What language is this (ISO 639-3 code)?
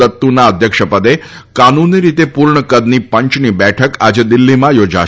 guj